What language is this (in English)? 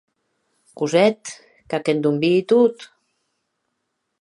Occitan